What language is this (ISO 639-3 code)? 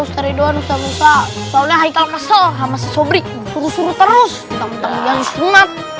ind